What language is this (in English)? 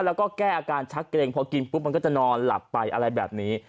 Thai